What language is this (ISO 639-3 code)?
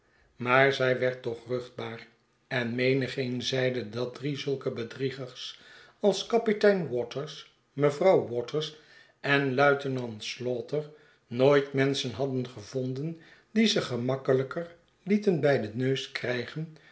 nld